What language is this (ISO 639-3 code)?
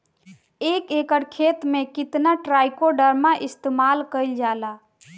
bho